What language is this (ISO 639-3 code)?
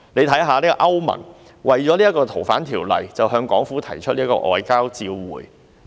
yue